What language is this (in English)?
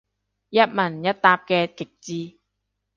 Cantonese